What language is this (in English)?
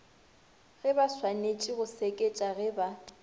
Northern Sotho